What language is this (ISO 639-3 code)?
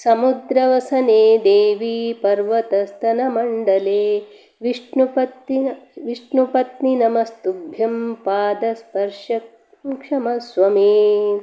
san